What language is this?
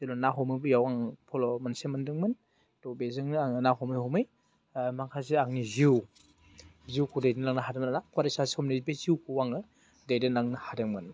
Bodo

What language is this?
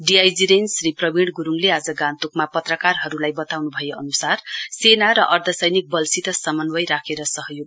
Nepali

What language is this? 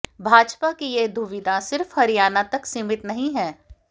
Hindi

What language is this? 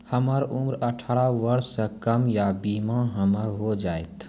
Maithili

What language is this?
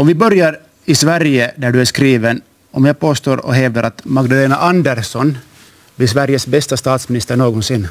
Swedish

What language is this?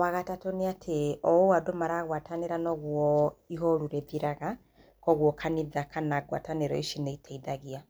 Kikuyu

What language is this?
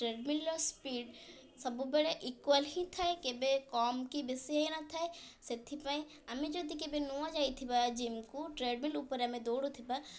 Odia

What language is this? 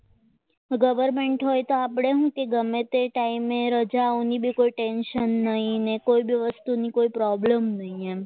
Gujarati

